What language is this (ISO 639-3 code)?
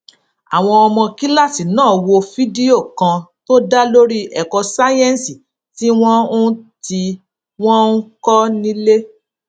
yor